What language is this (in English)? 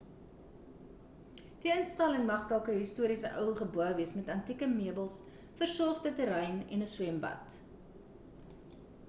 Afrikaans